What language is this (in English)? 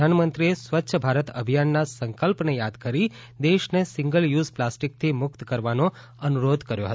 Gujarati